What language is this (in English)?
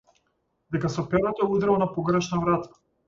Macedonian